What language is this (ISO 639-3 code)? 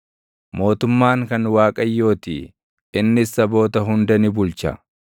orm